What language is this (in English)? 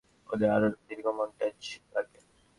Bangla